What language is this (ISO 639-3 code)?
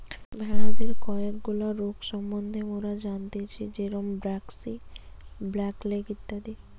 ben